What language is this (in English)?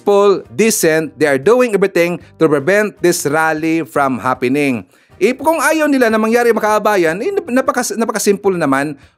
Filipino